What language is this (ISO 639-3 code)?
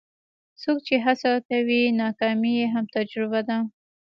pus